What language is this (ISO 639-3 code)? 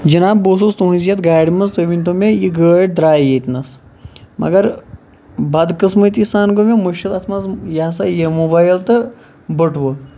kas